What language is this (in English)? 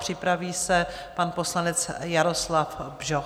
Czech